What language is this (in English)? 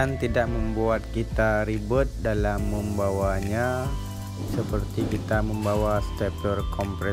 Indonesian